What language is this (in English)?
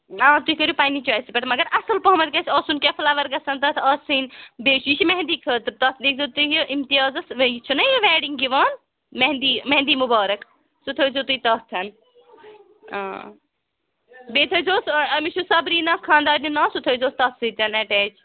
Kashmiri